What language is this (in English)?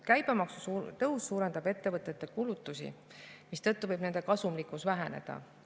Estonian